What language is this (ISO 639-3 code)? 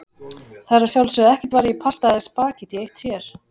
isl